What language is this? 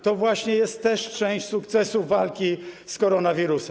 Polish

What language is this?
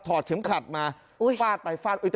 Thai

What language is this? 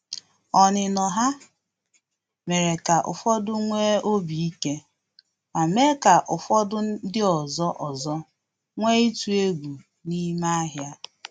Igbo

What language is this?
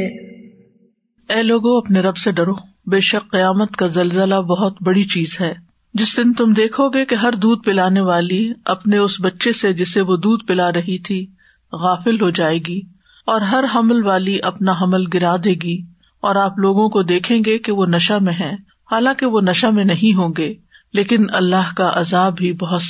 Urdu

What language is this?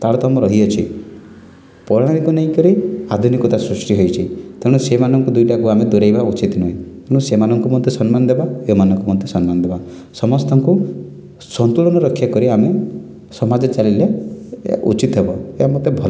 Odia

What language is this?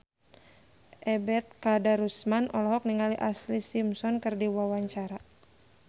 Sundanese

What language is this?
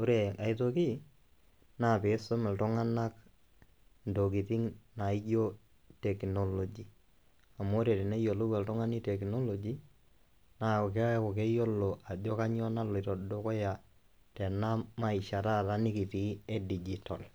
Masai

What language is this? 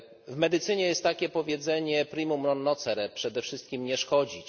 Polish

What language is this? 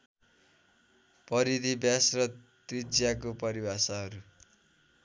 Nepali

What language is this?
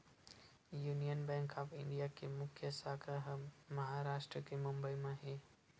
Chhattisgarhi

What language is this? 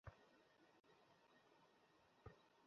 Bangla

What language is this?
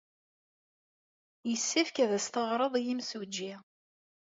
Kabyle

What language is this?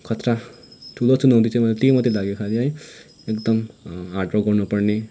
Nepali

